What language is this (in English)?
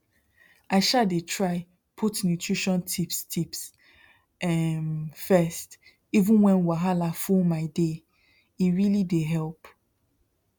Nigerian Pidgin